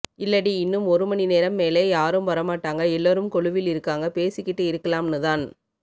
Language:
Tamil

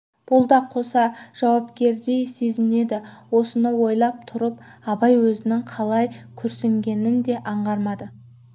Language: Kazakh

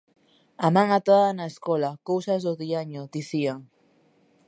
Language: Galician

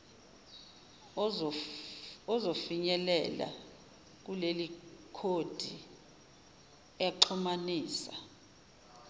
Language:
Zulu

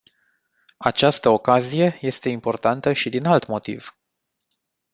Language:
Romanian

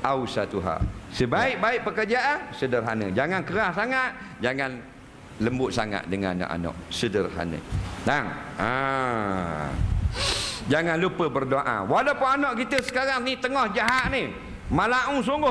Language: Malay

